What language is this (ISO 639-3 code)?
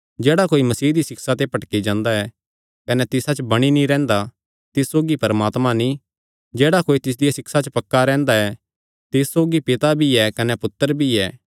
xnr